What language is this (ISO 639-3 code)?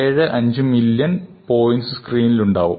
mal